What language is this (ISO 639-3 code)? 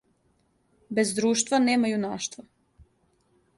srp